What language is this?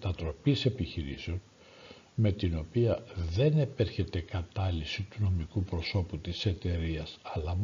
Greek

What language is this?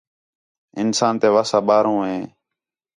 Khetrani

